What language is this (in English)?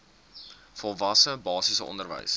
Afrikaans